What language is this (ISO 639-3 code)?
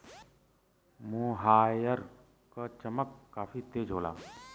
bho